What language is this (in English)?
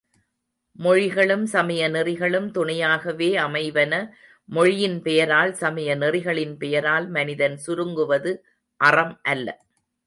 Tamil